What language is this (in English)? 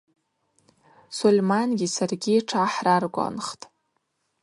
Abaza